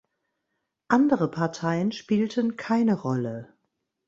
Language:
German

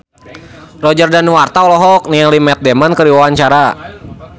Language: Sundanese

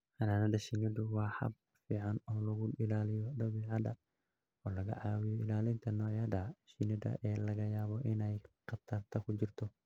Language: Somali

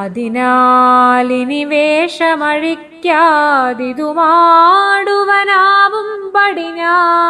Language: Malayalam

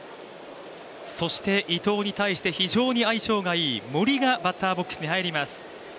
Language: Japanese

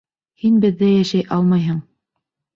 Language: Bashkir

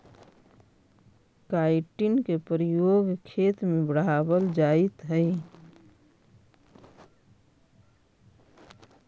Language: Magahi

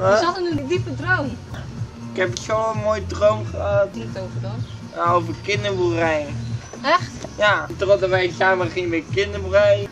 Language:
Dutch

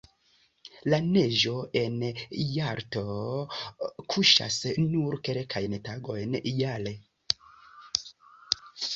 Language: Esperanto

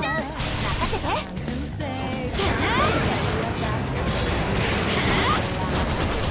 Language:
Japanese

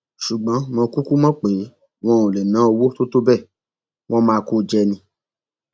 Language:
Yoruba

